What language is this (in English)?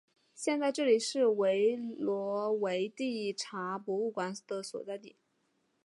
Chinese